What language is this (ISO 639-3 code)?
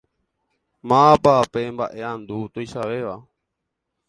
grn